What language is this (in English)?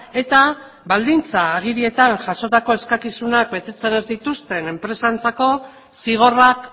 Basque